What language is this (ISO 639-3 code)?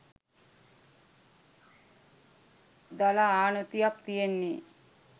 sin